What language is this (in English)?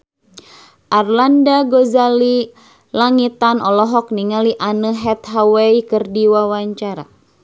Sundanese